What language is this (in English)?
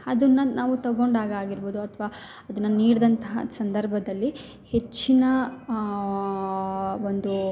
Kannada